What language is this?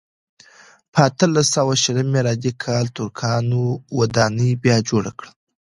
Pashto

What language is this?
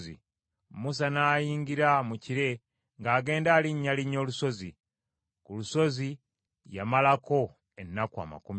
Ganda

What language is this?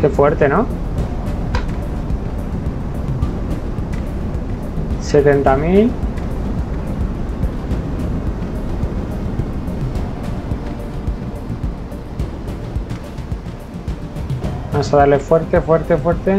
Spanish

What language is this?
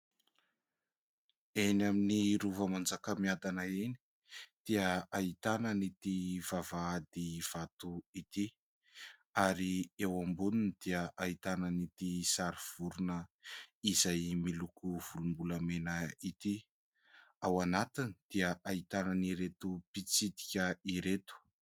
Malagasy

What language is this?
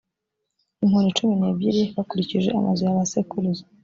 Kinyarwanda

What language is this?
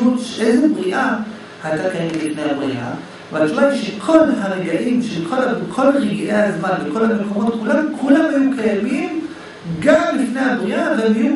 Hebrew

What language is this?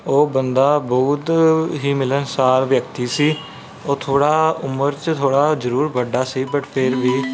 Punjabi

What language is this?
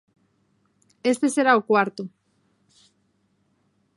Galician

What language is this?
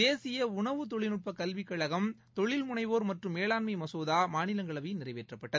Tamil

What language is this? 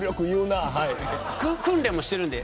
Japanese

